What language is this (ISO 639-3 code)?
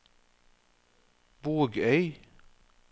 nor